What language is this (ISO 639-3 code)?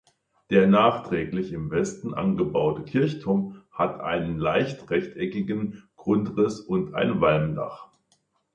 deu